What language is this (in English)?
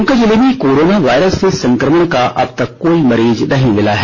Hindi